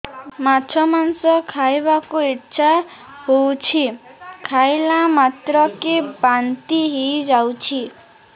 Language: Odia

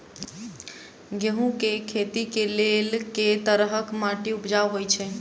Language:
Maithili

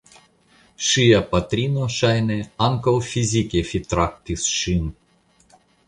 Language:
Esperanto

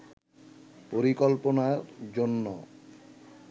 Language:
Bangla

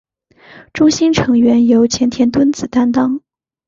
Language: Chinese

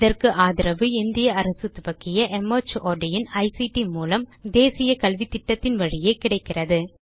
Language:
Tamil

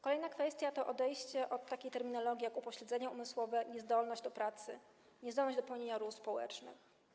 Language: Polish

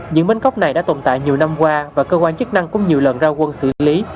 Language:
Vietnamese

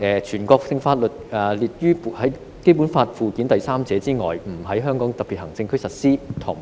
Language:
Cantonese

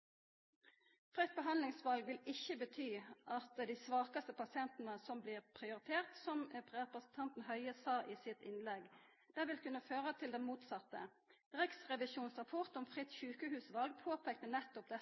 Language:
Norwegian Nynorsk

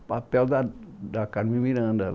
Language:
Portuguese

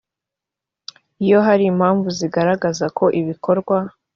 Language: Kinyarwanda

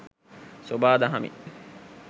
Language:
Sinhala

